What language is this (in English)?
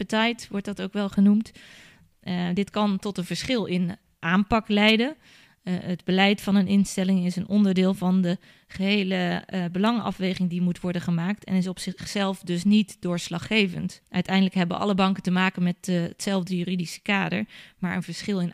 Dutch